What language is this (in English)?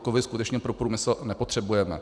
Czech